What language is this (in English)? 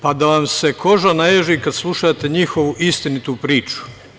Serbian